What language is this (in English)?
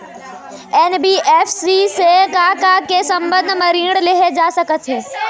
Chhattisgarhi